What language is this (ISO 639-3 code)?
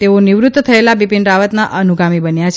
guj